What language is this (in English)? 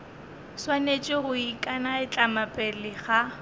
Northern Sotho